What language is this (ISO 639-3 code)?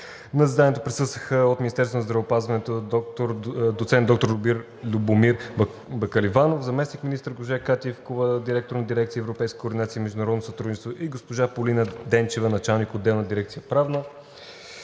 bul